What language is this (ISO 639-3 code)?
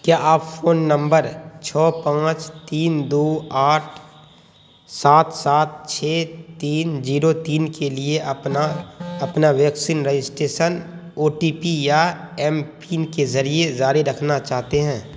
urd